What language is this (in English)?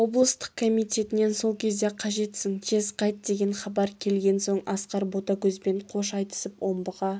Kazakh